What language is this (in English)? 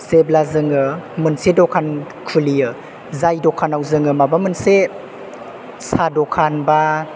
Bodo